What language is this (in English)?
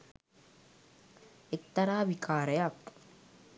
Sinhala